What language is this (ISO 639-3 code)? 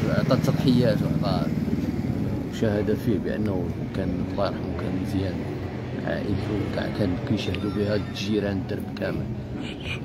ara